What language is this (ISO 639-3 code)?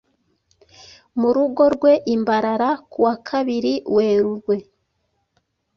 kin